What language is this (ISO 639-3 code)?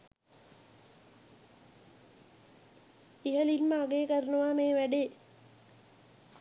sin